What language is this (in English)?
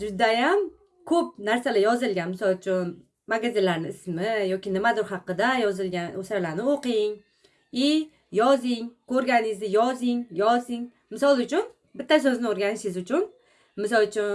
Uzbek